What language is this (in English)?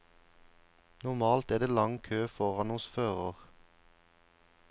Norwegian